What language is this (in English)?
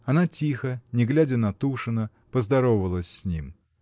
Russian